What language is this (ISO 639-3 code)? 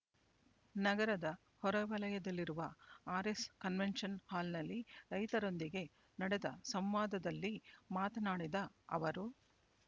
kan